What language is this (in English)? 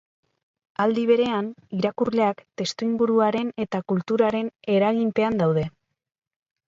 Basque